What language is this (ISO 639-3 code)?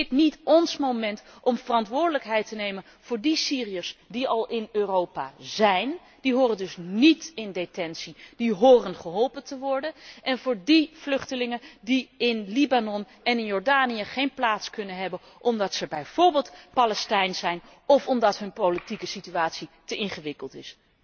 nld